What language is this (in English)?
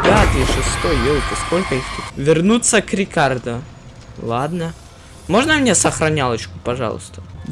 Russian